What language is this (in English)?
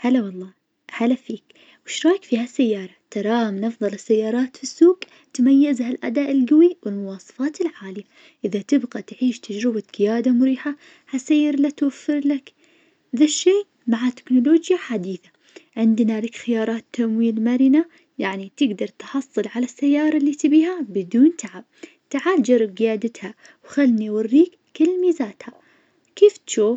Najdi Arabic